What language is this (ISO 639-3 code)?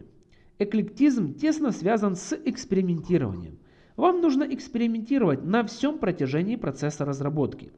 rus